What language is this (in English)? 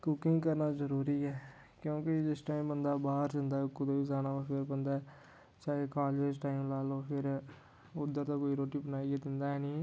Dogri